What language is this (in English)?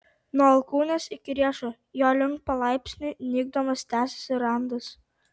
Lithuanian